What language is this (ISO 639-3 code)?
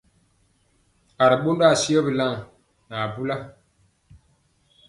mcx